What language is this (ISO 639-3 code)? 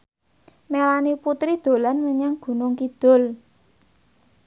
jav